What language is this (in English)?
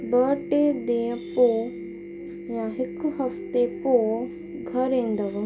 Sindhi